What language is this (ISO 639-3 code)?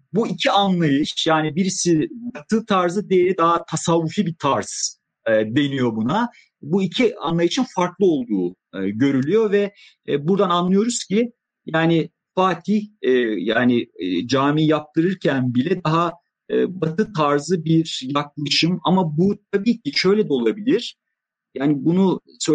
tur